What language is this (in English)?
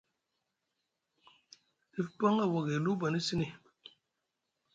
Musgu